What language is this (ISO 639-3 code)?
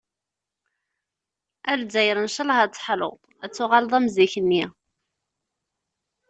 kab